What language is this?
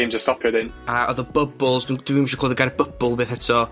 Welsh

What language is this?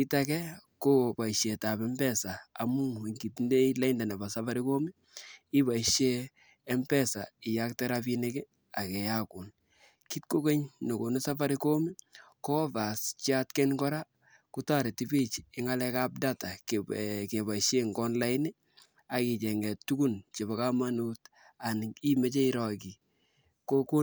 Kalenjin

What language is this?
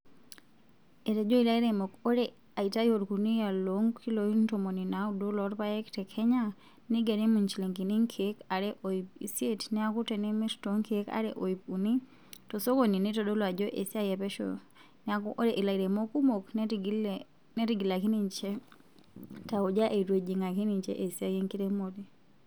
Masai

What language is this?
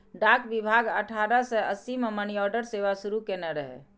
Maithili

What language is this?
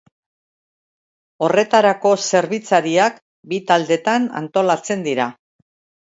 Basque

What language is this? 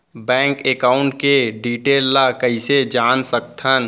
Chhattisgarhi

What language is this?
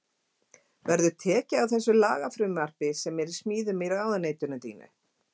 Icelandic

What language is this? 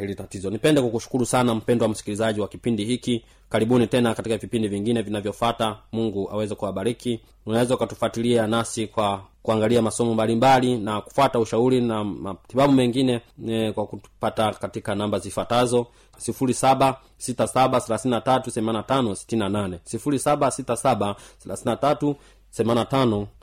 Swahili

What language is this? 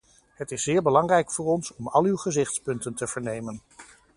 Dutch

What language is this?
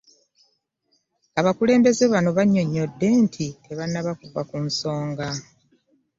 Ganda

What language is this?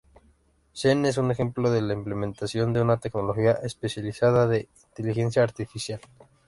Spanish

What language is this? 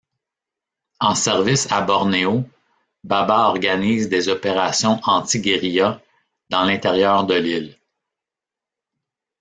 French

